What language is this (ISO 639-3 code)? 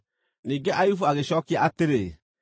kik